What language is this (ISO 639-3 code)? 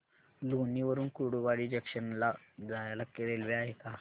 mar